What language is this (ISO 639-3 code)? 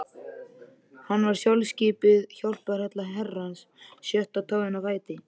isl